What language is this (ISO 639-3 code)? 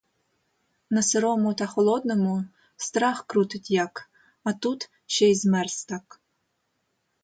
ukr